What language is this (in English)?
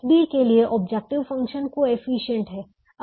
Hindi